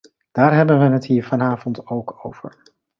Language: Dutch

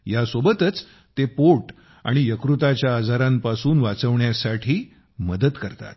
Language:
Marathi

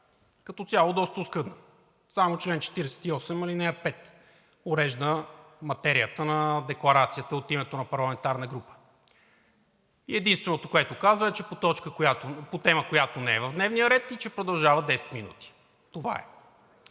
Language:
Bulgarian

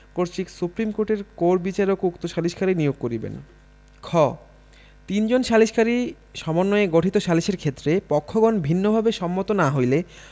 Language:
Bangla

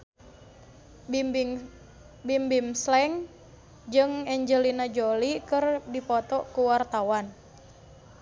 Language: Sundanese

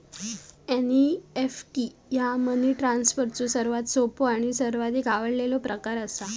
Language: Marathi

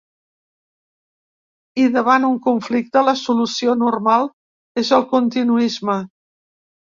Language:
Catalan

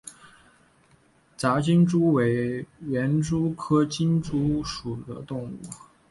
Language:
Chinese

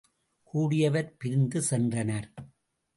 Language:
Tamil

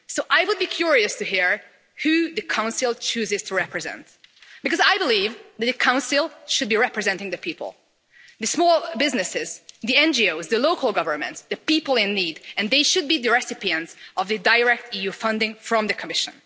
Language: English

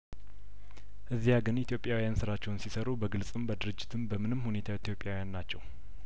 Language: Amharic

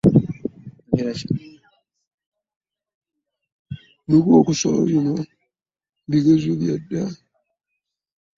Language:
Ganda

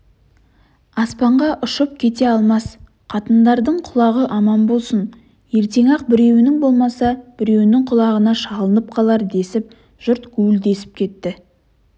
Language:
Kazakh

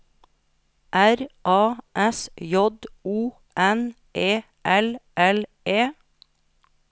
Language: Norwegian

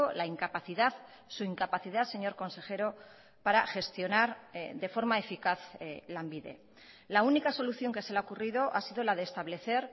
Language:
Spanish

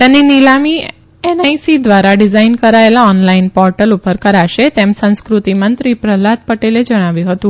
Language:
Gujarati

